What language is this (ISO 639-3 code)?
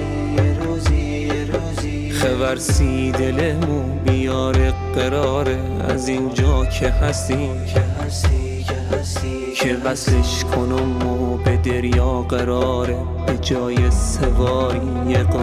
fas